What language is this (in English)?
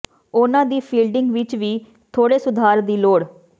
Punjabi